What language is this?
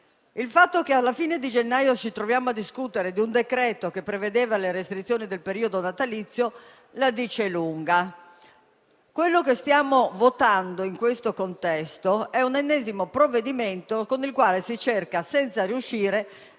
Italian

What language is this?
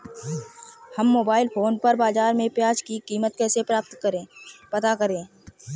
Hindi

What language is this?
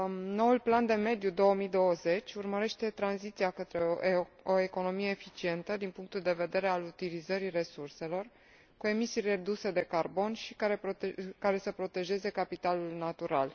Romanian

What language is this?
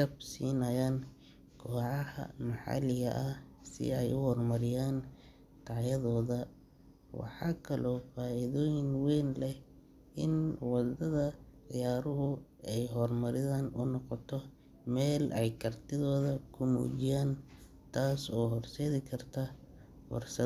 Somali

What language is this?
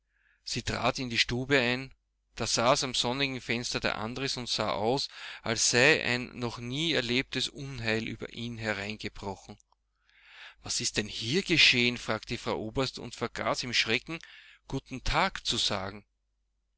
German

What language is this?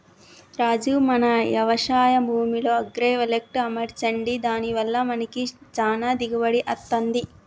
Telugu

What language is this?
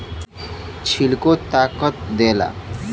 Bhojpuri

